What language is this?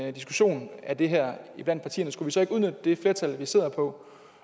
Danish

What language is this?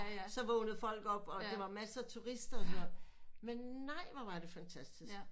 Danish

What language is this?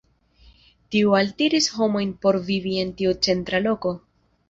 Esperanto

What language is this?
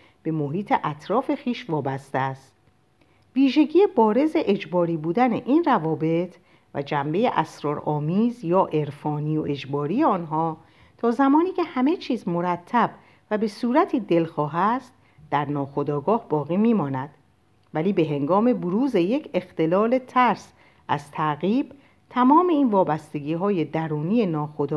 Persian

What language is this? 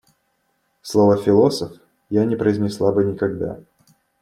Russian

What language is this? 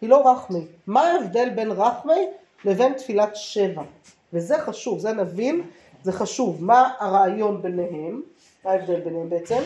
Hebrew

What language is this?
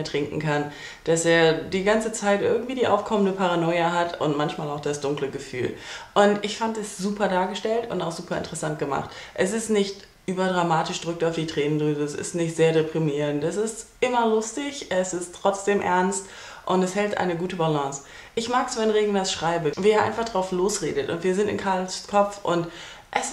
German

